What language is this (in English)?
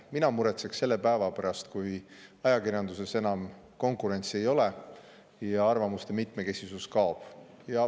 Estonian